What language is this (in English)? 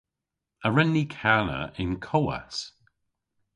Cornish